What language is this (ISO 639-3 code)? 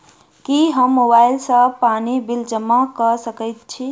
mai